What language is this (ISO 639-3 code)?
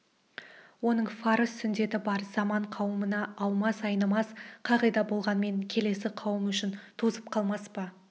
kaz